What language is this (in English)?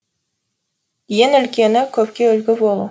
Kazakh